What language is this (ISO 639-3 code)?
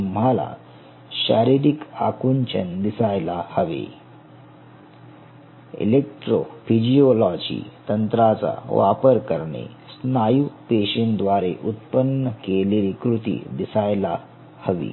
mar